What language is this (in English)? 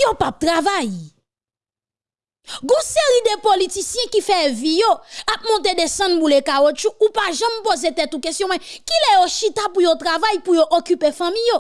French